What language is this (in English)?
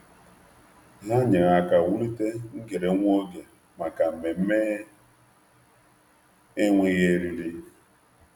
Igbo